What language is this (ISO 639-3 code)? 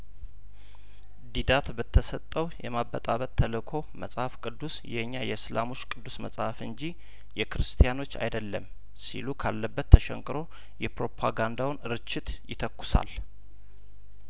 amh